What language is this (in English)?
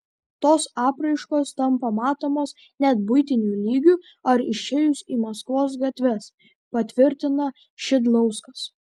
Lithuanian